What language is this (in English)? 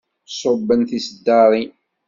Kabyle